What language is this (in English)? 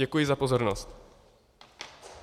Czech